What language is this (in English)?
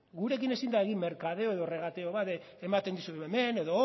Basque